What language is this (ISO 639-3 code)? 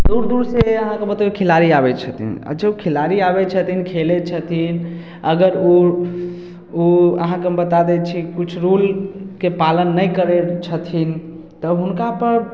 mai